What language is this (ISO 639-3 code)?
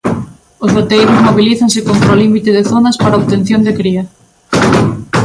glg